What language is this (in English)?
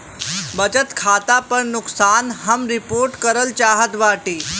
Bhojpuri